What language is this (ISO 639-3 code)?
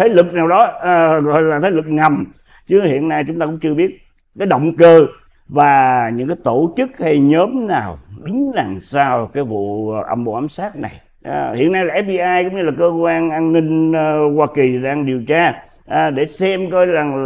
vie